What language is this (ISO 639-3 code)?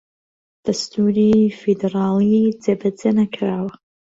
ckb